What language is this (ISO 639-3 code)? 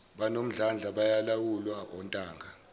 zul